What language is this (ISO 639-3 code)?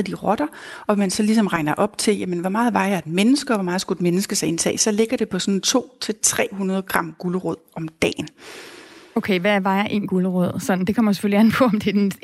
dan